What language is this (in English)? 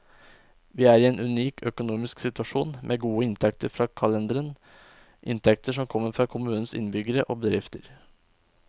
Norwegian